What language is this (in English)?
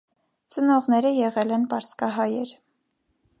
Armenian